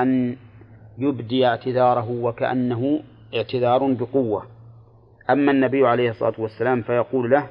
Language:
Arabic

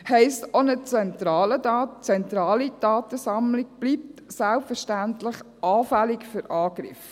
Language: Swiss German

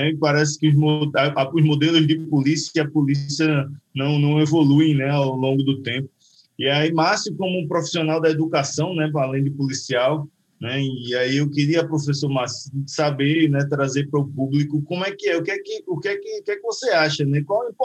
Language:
Portuguese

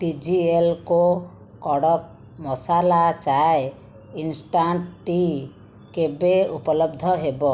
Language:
Odia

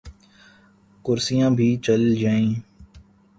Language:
Urdu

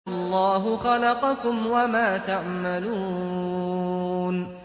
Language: Arabic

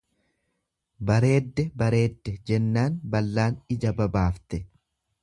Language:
Oromo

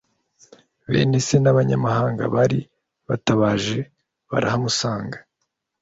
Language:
Kinyarwanda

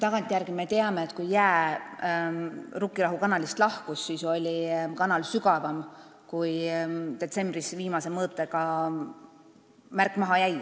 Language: Estonian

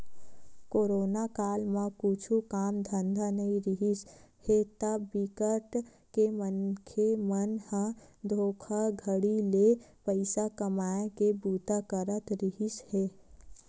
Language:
Chhattisgarhi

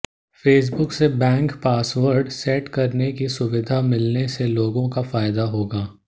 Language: Hindi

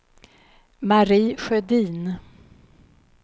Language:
Swedish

